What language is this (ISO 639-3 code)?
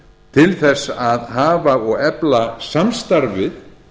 isl